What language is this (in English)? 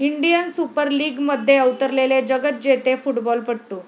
Marathi